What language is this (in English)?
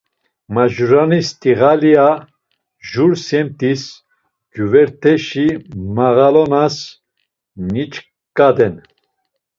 Laz